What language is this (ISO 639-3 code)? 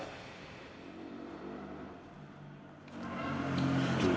ind